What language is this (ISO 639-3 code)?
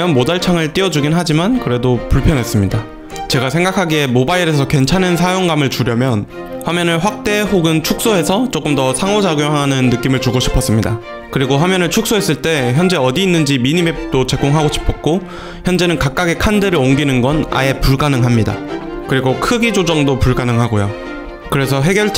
kor